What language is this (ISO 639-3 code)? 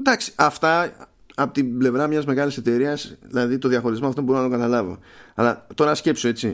ell